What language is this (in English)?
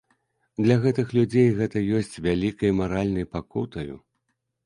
Belarusian